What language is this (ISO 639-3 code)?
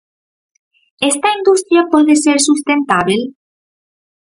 glg